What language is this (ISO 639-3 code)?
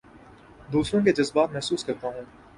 urd